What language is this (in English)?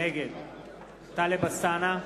Hebrew